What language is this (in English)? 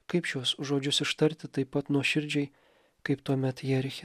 Lithuanian